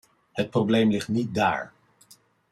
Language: Dutch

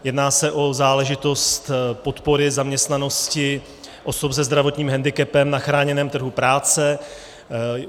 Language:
Czech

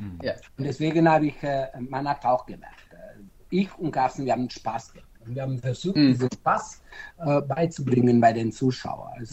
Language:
German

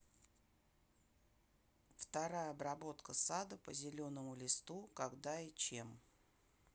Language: Russian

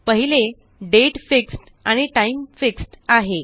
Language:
Marathi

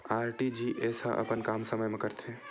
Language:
Chhattisgarhi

